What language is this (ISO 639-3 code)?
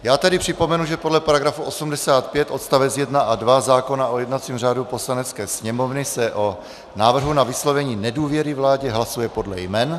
ces